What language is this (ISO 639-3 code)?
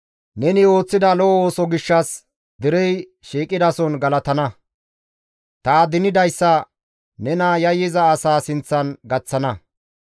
gmv